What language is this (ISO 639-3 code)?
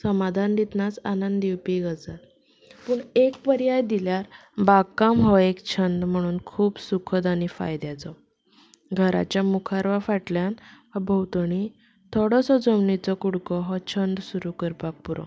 kok